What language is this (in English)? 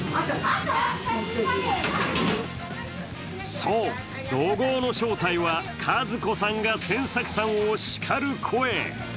Japanese